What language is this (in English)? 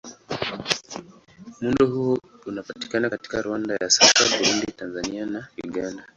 Swahili